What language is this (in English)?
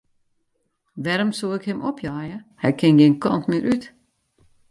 Western Frisian